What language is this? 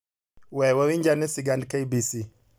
Luo (Kenya and Tanzania)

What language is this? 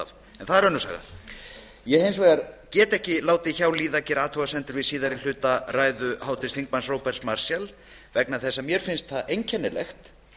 Icelandic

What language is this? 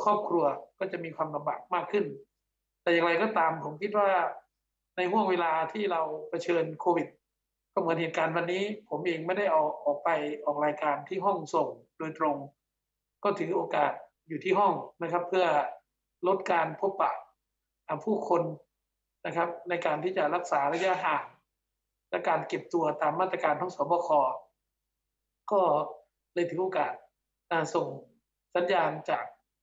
Thai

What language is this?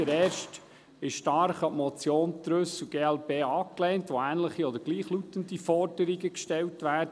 Swiss German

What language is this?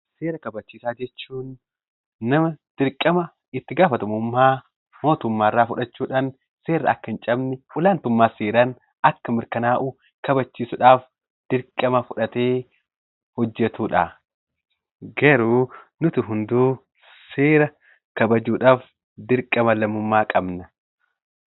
Oromo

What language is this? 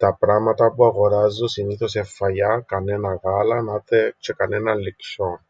Greek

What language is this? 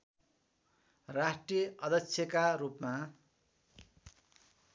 Nepali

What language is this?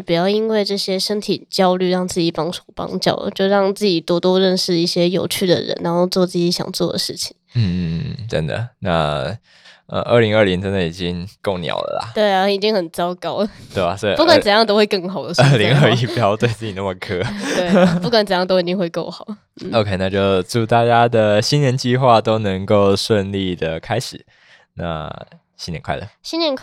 Chinese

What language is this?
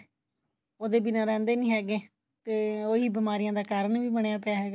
Punjabi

